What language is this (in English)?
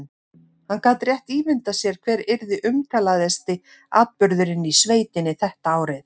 Icelandic